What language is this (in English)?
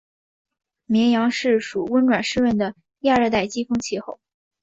Chinese